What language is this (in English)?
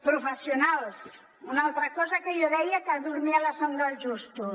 Catalan